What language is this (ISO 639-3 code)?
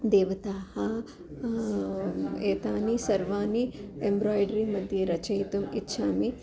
san